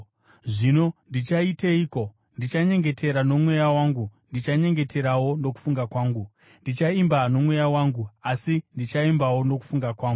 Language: Shona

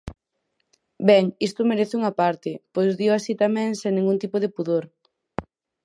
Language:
Galician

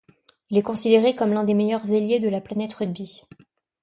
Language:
French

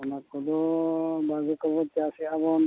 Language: Santali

